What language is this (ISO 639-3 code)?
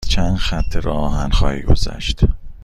fas